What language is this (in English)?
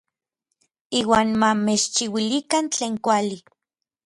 Orizaba Nahuatl